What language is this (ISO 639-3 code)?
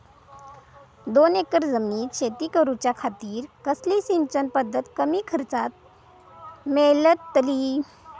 mar